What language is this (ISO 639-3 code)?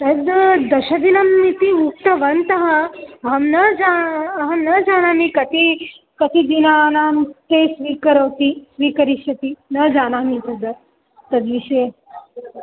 san